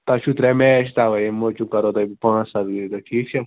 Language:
Kashmiri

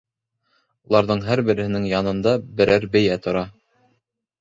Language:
Bashkir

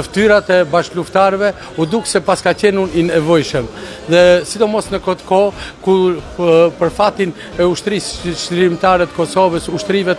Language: Romanian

